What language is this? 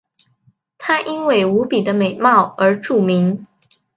Chinese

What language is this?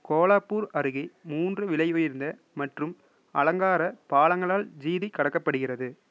Tamil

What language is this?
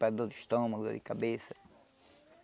Portuguese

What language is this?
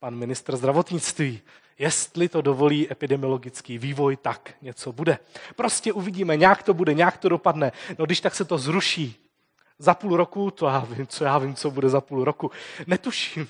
Czech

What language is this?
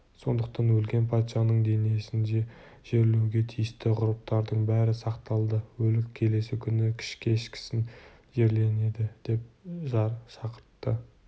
Kazakh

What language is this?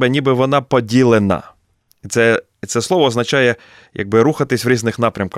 Ukrainian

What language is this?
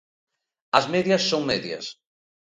Galician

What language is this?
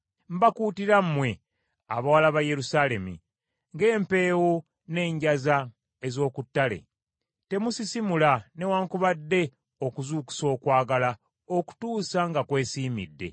Ganda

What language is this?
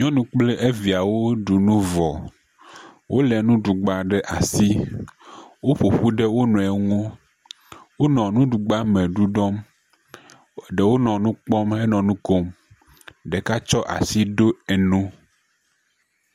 Ewe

